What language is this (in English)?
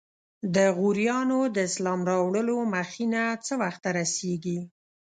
Pashto